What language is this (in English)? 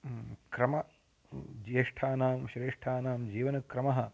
Sanskrit